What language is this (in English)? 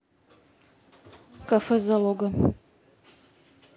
Russian